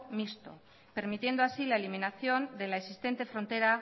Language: Spanish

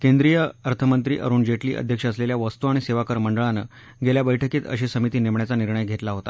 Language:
Marathi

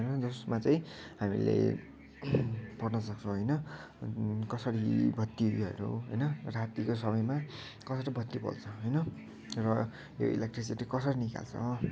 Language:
Nepali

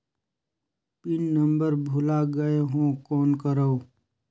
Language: Chhattisgarhi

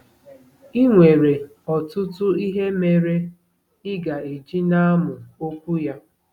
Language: Igbo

